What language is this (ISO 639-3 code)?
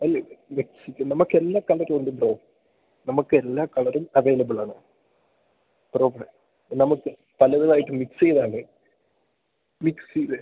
mal